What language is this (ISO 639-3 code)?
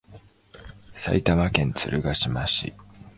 jpn